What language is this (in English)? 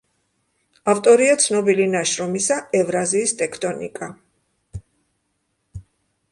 Georgian